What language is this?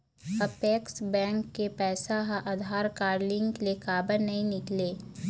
Chhattisgarhi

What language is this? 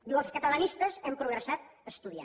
Catalan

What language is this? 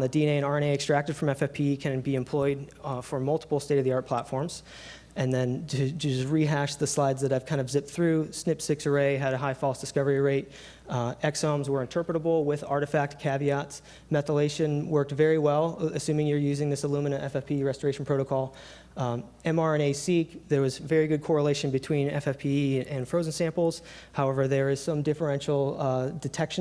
English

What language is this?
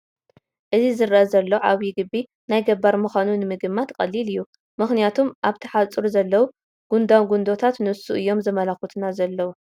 Tigrinya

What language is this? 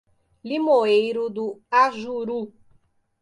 Portuguese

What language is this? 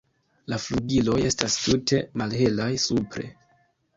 Esperanto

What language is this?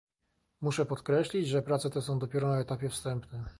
Polish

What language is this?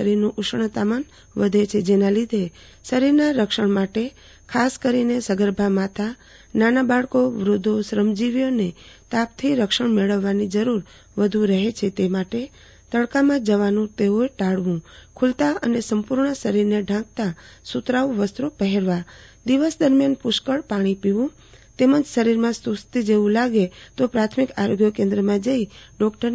Gujarati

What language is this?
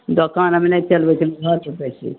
Maithili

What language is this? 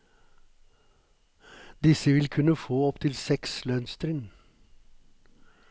Norwegian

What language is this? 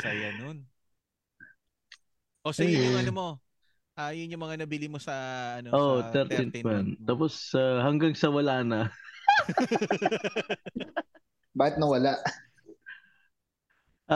Filipino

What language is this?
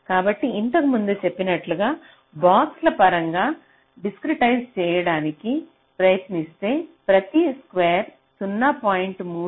Telugu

